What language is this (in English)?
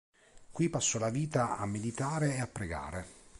Italian